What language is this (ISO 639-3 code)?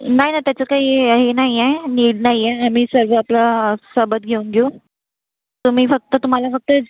mar